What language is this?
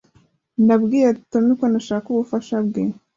Kinyarwanda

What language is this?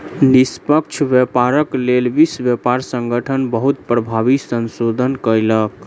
Maithili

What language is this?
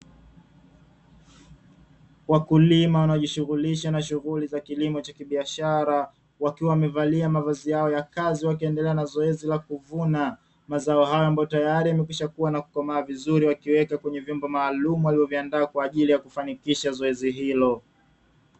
Swahili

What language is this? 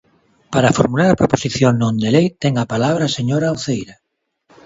Galician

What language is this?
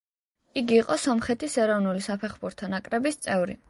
Georgian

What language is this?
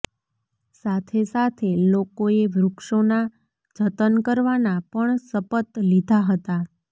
Gujarati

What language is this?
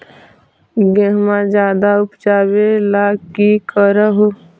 Magahi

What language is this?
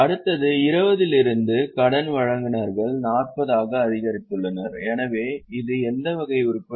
Tamil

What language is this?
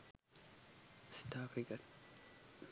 Sinhala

